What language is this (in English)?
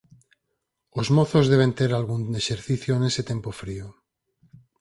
Galician